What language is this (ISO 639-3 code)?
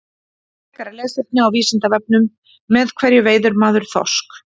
isl